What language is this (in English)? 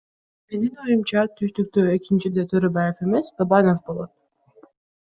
Kyrgyz